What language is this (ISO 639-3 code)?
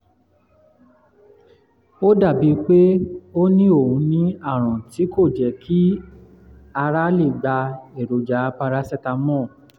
yor